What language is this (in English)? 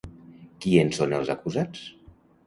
Catalan